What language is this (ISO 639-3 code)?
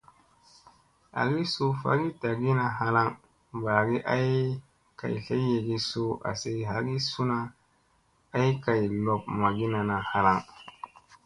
mse